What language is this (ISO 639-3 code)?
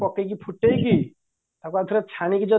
ori